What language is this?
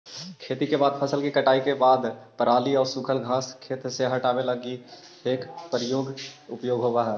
Magahi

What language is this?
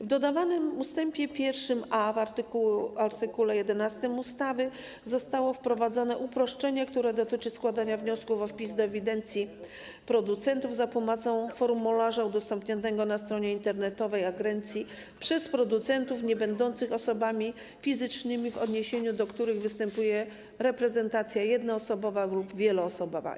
Polish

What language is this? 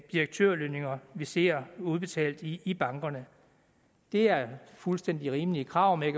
Danish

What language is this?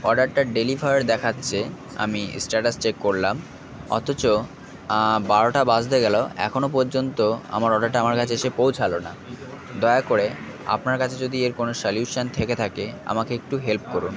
Bangla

